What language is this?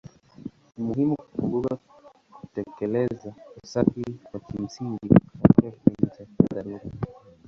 Swahili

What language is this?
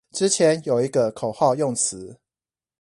Chinese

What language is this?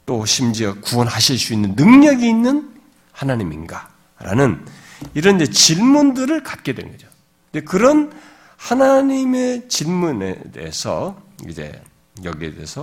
Korean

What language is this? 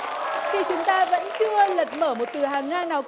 Vietnamese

